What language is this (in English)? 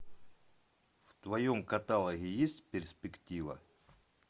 Russian